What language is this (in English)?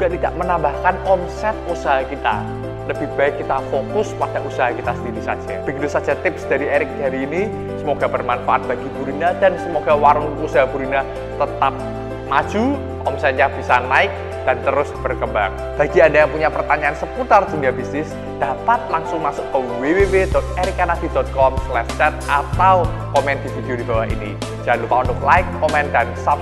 Indonesian